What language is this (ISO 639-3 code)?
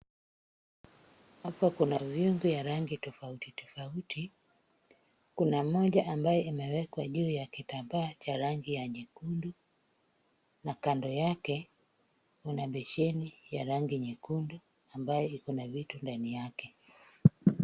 swa